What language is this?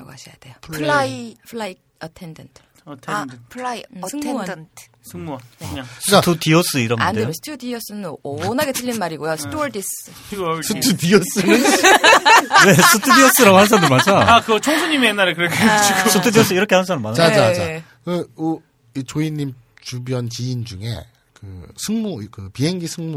Korean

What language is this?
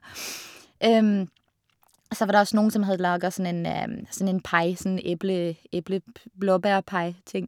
Norwegian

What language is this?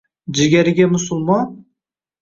Uzbek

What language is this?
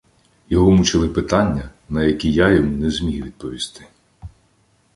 Ukrainian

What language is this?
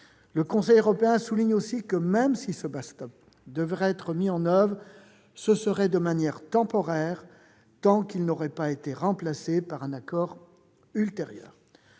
French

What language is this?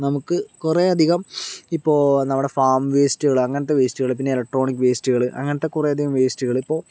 Malayalam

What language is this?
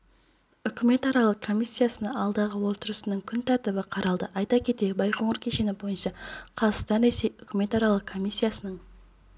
Kazakh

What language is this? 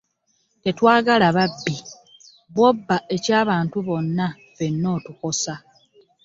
Ganda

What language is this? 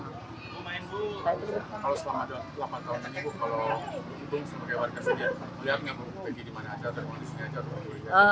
Indonesian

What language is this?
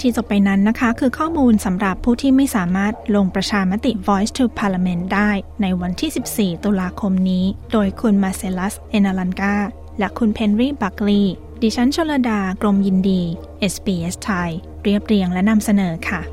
Thai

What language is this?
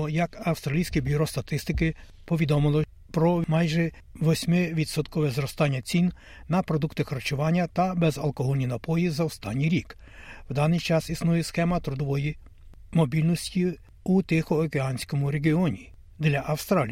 Ukrainian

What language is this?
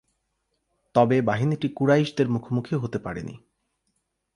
Bangla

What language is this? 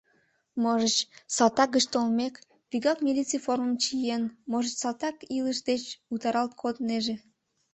Mari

